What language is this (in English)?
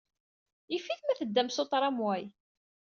Kabyle